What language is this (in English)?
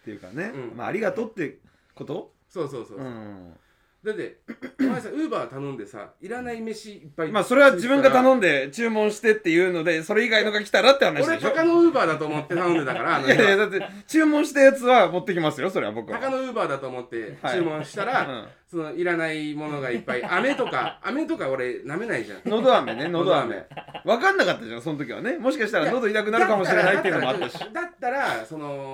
Japanese